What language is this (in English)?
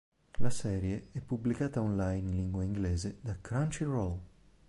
Italian